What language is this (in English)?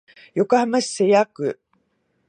Japanese